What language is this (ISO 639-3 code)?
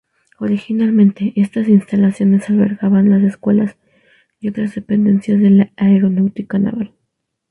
spa